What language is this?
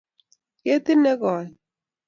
Kalenjin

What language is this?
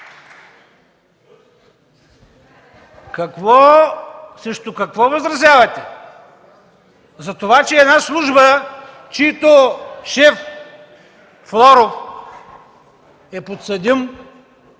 Bulgarian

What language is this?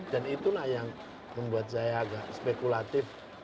Indonesian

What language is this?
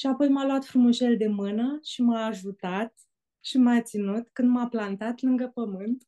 Romanian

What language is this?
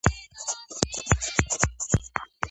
Georgian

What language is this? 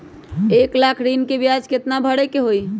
Magahi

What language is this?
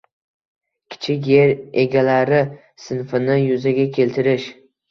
Uzbek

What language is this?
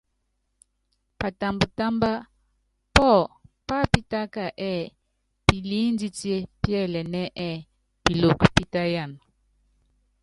Yangben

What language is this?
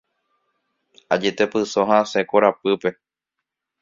Guarani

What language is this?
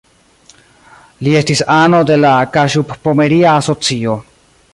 Esperanto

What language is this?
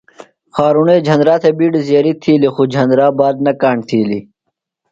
Phalura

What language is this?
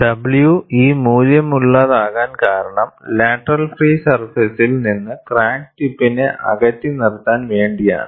Malayalam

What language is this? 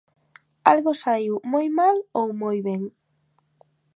Galician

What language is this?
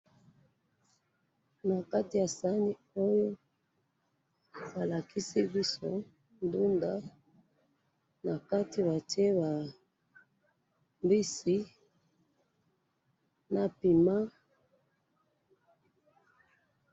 Lingala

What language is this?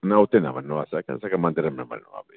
Sindhi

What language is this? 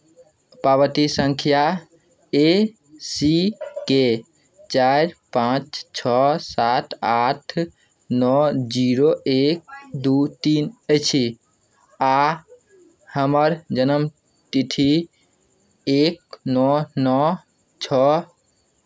Maithili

